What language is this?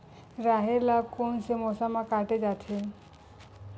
Chhattisgarhi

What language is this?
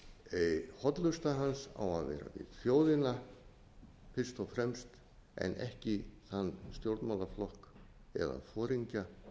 Icelandic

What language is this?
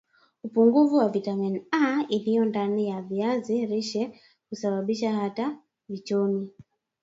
Swahili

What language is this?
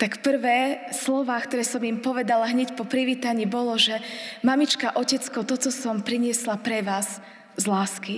Slovak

